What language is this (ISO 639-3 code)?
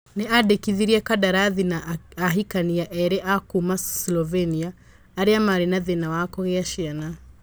kik